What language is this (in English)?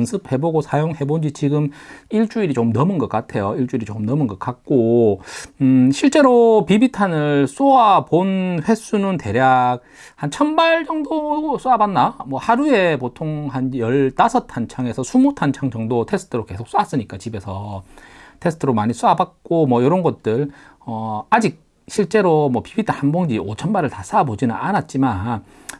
Korean